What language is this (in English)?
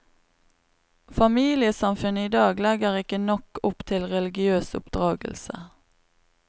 Norwegian